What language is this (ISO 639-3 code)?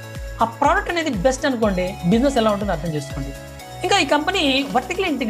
tel